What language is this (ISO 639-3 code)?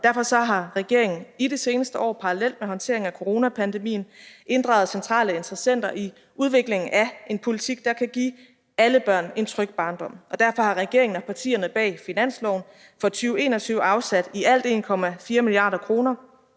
dan